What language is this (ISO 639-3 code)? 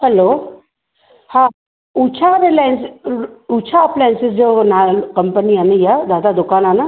snd